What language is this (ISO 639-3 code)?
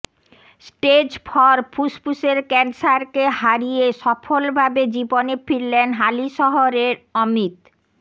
ben